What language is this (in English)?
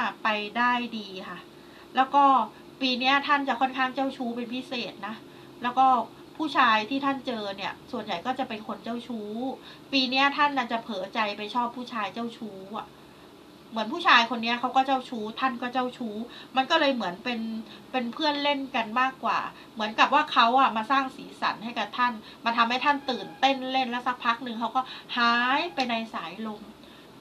Thai